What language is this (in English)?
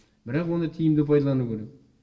Kazakh